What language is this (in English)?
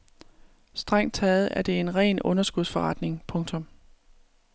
Danish